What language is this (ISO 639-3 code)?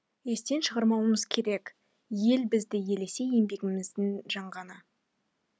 kaz